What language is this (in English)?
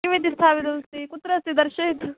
Sanskrit